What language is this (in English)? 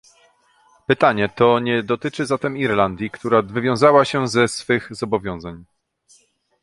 Polish